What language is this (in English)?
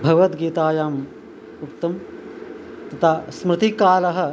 Sanskrit